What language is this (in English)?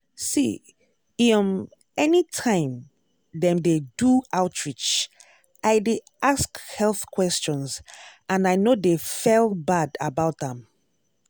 Nigerian Pidgin